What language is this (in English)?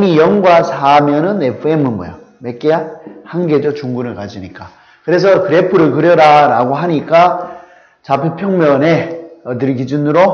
Korean